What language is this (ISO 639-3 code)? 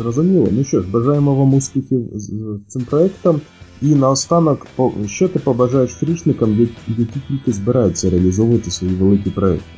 ukr